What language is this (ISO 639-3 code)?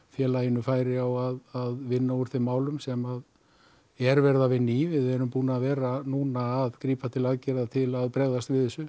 isl